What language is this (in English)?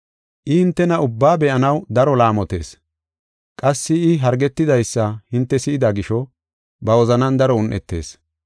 Gofa